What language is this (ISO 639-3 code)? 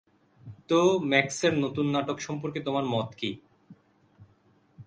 ben